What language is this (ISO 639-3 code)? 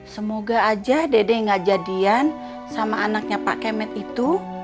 ind